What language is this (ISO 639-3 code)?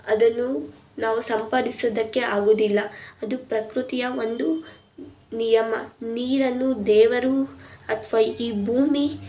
kan